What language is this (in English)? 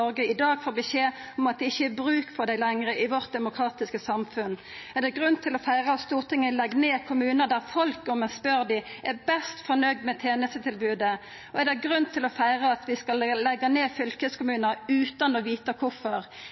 Norwegian Nynorsk